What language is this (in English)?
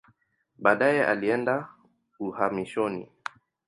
Swahili